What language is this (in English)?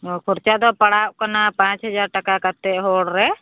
Santali